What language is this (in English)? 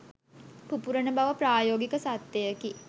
Sinhala